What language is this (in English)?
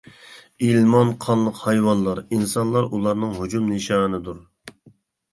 Uyghur